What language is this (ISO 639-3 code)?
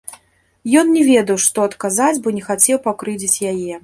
bel